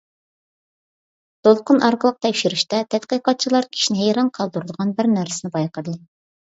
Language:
Uyghur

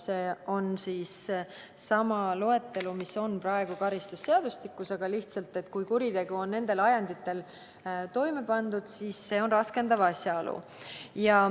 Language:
Estonian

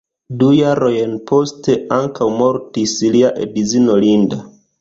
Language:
Esperanto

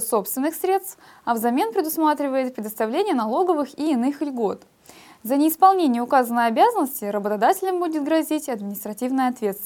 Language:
Russian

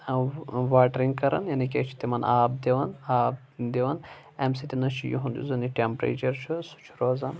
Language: Kashmiri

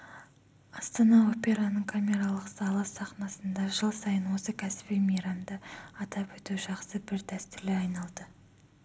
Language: Kazakh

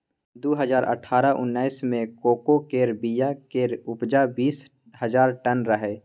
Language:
Maithili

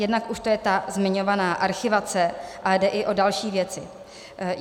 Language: Czech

